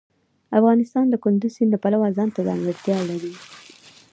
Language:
Pashto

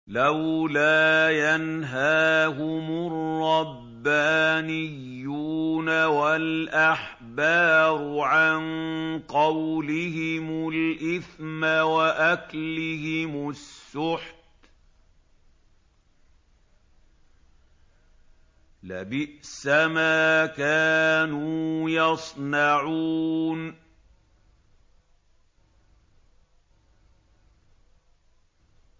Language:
Arabic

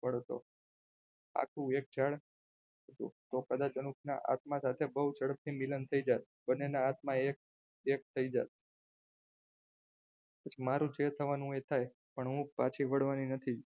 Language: Gujarati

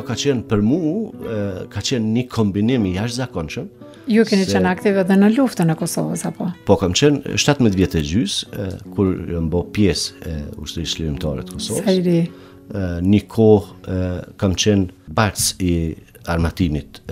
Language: Romanian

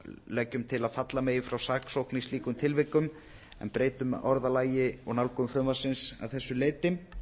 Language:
Icelandic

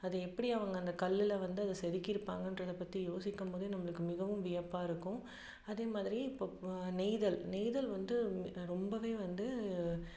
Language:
Tamil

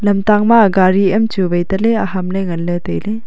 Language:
Wancho Naga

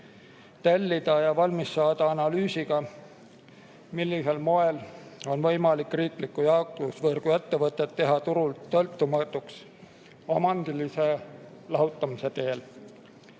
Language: Estonian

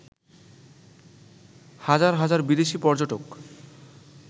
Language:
Bangla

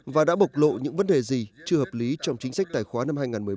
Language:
Vietnamese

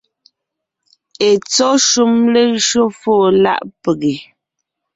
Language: Ngiemboon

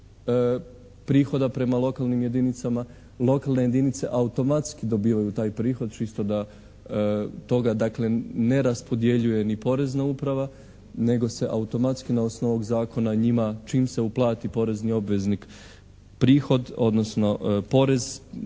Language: Croatian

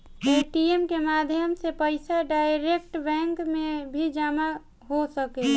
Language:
Bhojpuri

